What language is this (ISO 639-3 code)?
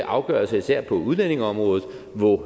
dan